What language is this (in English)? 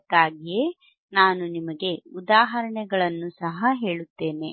Kannada